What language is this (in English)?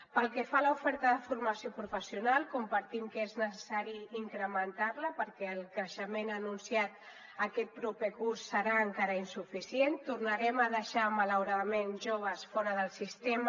Catalan